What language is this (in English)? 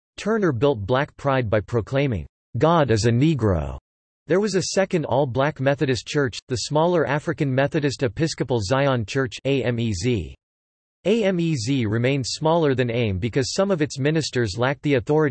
English